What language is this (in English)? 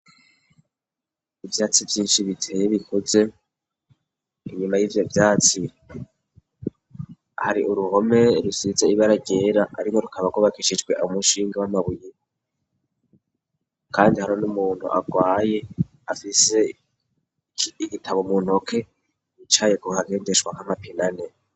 Rundi